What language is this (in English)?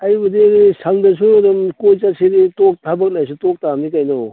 Manipuri